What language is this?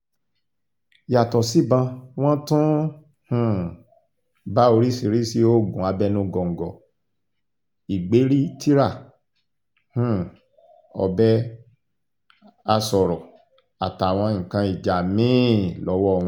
Yoruba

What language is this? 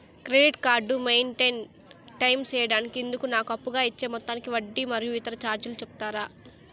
Telugu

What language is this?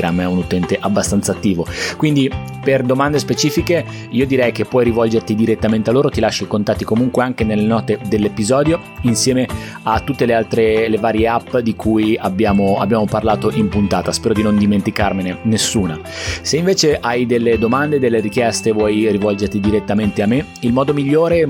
Italian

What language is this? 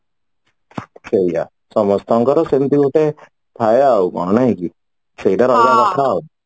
Odia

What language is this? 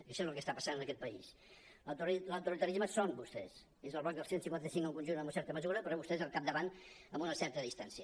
Catalan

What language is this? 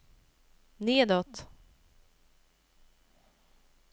Swedish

